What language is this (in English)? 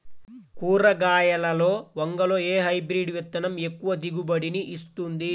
Telugu